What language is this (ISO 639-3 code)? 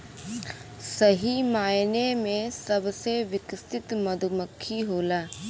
bho